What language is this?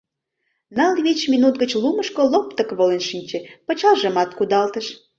Mari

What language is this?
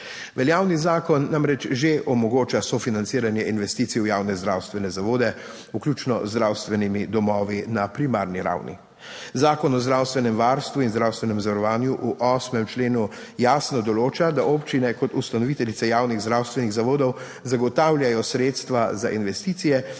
Slovenian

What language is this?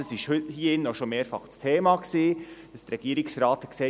Swiss German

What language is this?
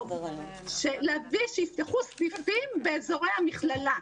Hebrew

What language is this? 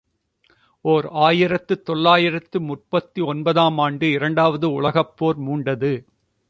Tamil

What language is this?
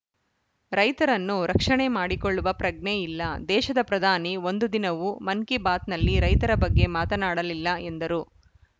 Kannada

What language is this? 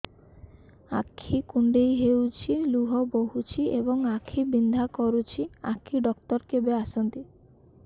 Odia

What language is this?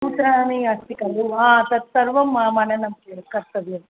Sanskrit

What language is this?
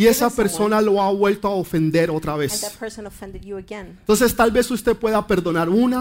Spanish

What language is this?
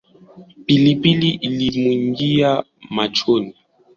Swahili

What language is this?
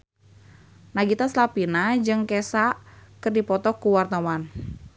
Sundanese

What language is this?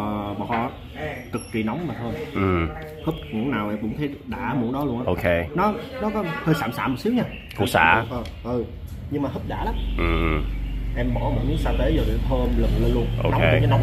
Vietnamese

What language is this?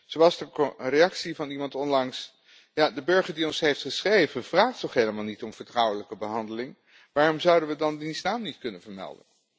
Dutch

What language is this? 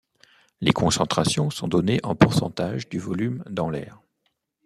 French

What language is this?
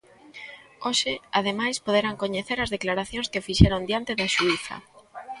Galician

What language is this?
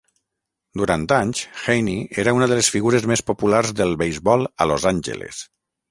Catalan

